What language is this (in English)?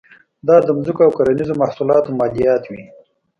Pashto